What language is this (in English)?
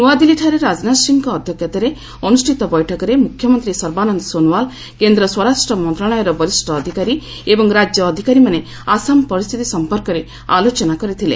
Odia